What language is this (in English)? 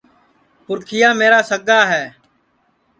Sansi